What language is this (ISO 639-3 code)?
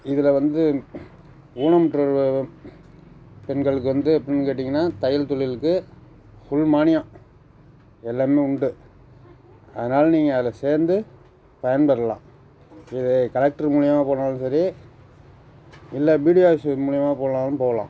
tam